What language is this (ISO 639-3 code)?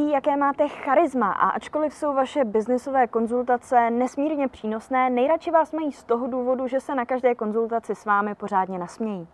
ces